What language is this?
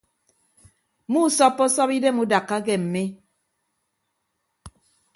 Ibibio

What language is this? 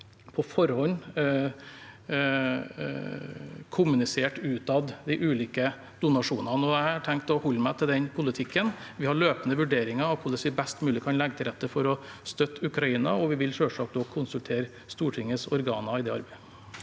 Norwegian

